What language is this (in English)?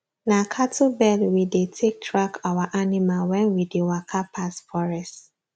Nigerian Pidgin